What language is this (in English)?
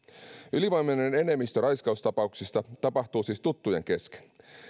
Finnish